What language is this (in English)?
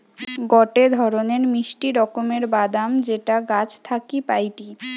Bangla